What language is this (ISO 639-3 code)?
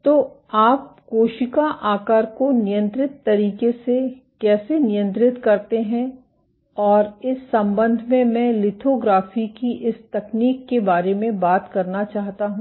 hin